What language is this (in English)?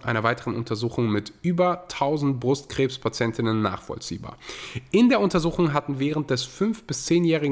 German